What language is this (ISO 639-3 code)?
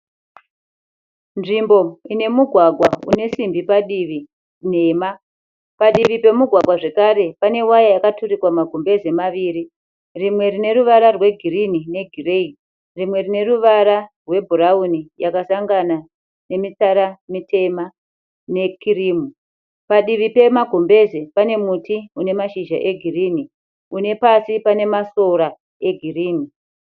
sna